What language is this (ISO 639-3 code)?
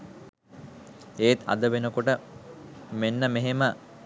sin